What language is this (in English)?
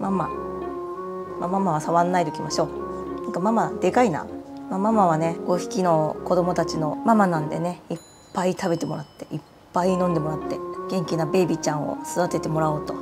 Japanese